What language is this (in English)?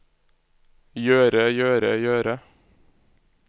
Norwegian